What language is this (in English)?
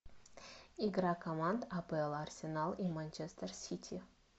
Russian